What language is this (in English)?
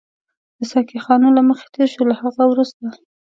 Pashto